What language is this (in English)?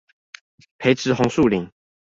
Chinese